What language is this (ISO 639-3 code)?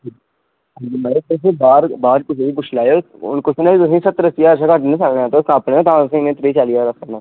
doi